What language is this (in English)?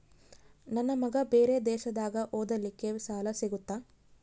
Kannada